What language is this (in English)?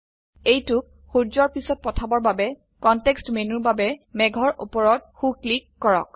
Assamese